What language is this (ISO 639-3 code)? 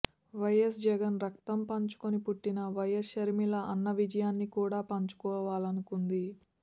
tel